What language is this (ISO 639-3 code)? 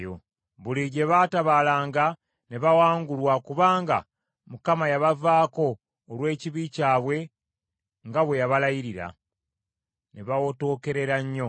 lug